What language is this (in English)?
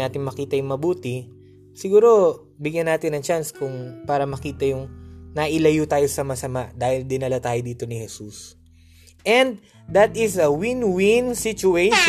Filipino